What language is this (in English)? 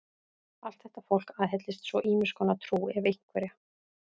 Icelandic